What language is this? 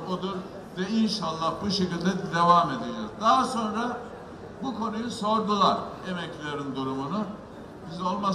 Turkish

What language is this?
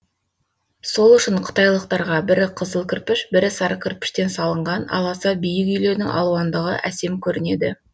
Kazakh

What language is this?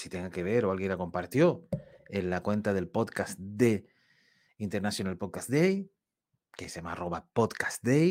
Spanish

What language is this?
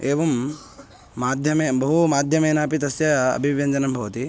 Sanskrit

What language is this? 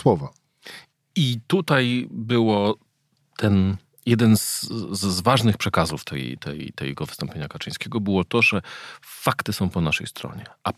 Polish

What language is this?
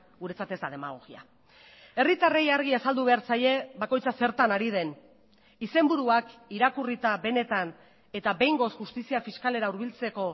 Basque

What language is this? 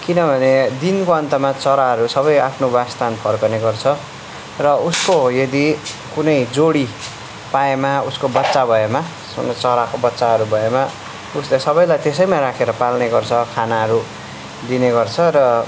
Nepali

